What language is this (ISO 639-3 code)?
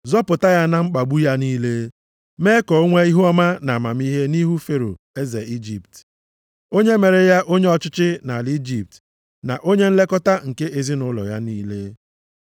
ibo